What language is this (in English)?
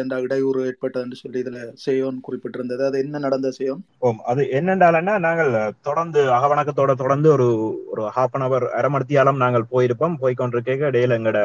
Tamil